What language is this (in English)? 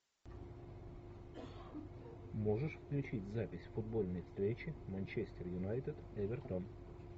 Russian